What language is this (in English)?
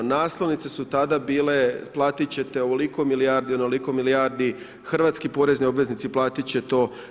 Croatian